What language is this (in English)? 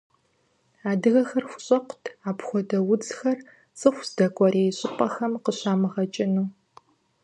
Kabardian